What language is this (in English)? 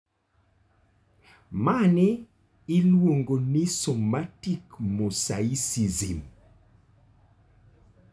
Luo (Kenya and Tanzania)